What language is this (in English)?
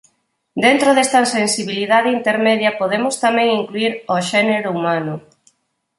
Galician